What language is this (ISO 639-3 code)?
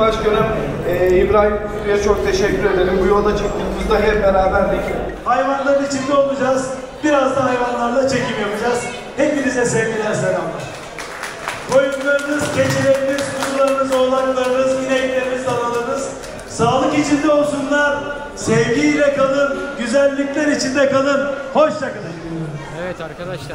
tur